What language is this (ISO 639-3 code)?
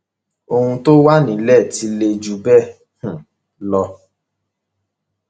yor